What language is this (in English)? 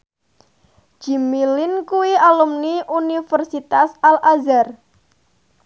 Javanese